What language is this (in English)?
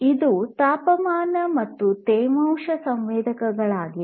Kannada